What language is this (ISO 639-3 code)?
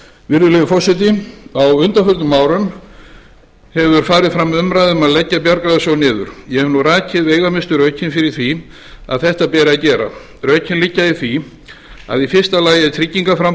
isl